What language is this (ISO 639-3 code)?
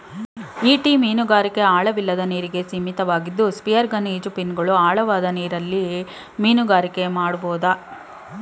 kan